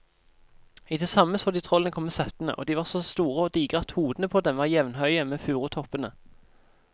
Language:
Norwegian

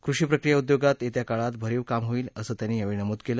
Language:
Marathi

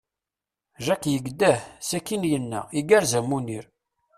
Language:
Kabyle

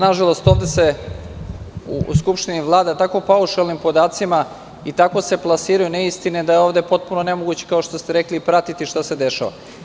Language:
Serbian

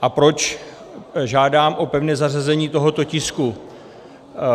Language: Czech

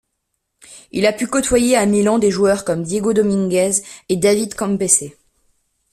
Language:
French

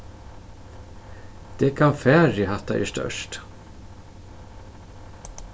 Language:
Faroese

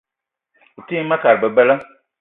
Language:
Eton (Cameroon)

